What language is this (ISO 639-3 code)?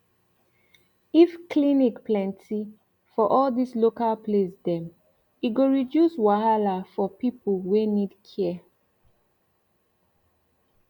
pcm